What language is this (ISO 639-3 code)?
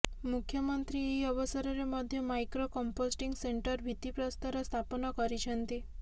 ori